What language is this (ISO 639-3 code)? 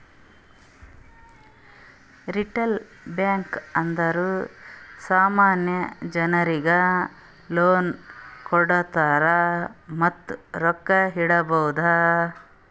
kan